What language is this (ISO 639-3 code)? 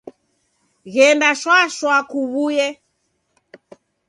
dav